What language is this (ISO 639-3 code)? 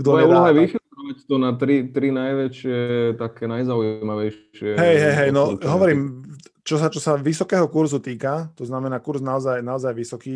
slk